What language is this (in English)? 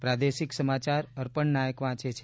Gujarati